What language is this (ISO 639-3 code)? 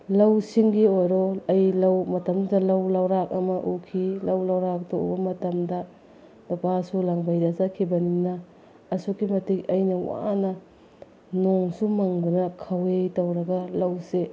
mni